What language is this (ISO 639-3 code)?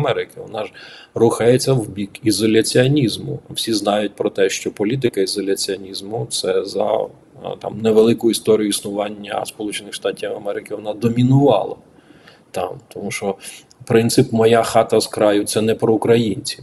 ukr